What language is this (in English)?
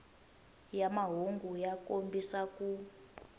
Tsonga